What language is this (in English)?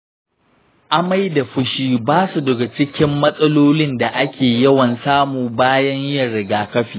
Hausa